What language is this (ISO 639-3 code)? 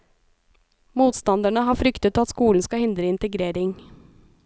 nor